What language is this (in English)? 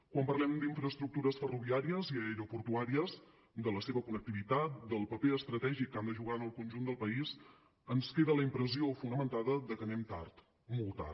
Catalan